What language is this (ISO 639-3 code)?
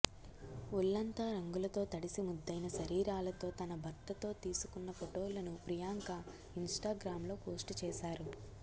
tel